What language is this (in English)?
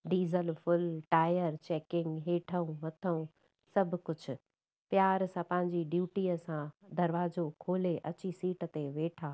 Sindhi